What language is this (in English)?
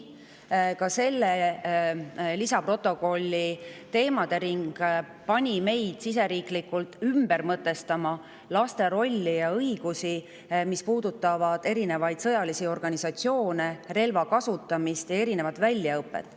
Estonian